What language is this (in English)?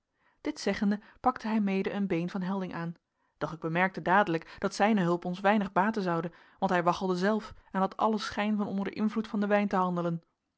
Dutch